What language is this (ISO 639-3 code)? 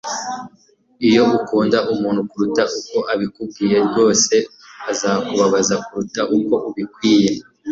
kin